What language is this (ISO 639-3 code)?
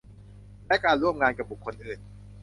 tha